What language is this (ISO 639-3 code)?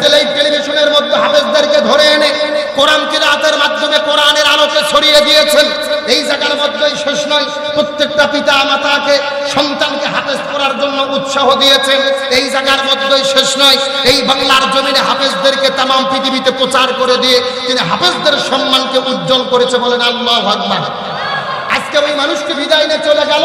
ara